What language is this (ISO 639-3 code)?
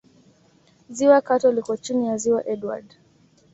swa